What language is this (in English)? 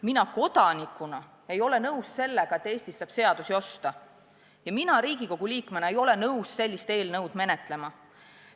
Estonian